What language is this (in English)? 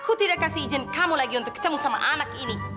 Indonesian